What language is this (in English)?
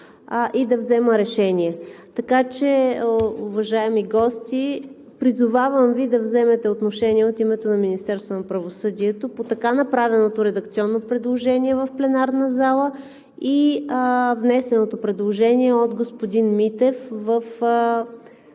Bulgarian